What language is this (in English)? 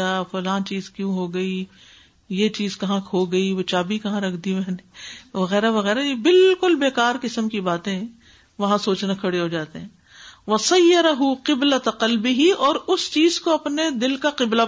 Urdu